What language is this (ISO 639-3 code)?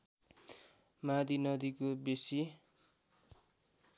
nep